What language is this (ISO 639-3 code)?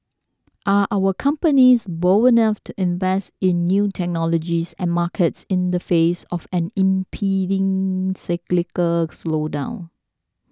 eng